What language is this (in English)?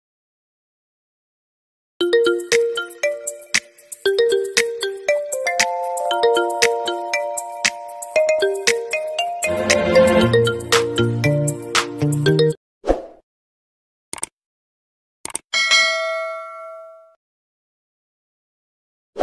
Dutch